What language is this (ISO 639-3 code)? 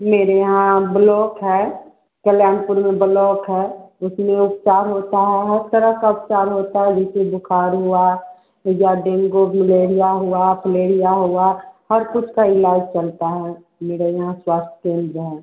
hin